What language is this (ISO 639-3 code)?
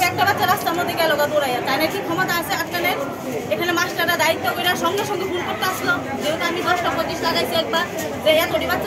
ind